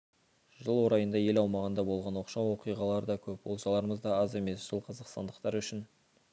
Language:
Kazakh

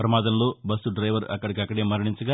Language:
Telugu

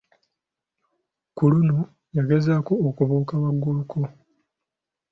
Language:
Ganda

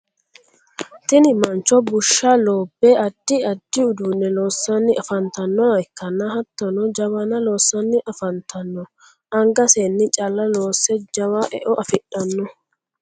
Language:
Sidamo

